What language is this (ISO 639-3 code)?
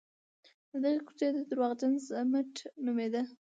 pus